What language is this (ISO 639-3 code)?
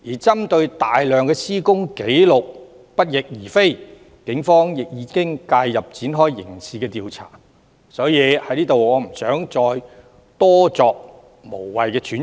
yue